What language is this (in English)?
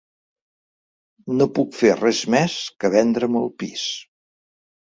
Catalan